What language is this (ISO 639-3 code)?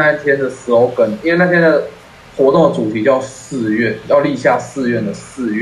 zho